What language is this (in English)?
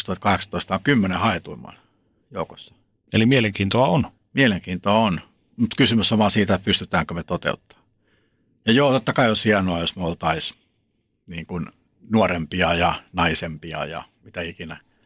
Finnish